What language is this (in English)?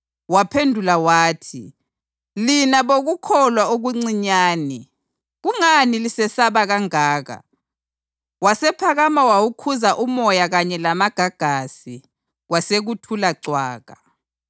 North Ndebele